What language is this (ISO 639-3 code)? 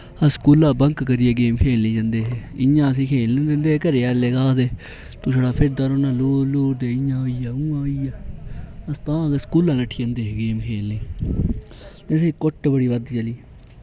doi